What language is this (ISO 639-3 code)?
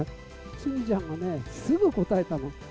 jpn